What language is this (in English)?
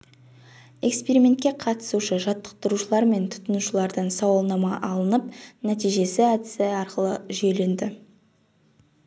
Kazakh